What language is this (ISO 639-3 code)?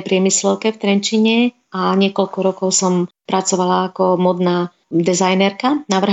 slk